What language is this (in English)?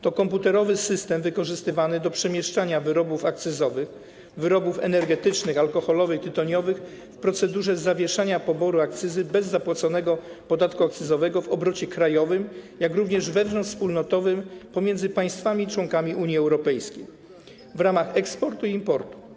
Polish